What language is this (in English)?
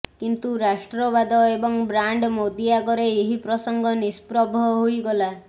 Odia